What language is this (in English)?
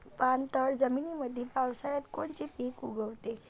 Marathi